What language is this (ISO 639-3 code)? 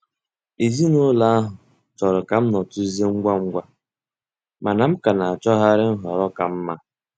ibo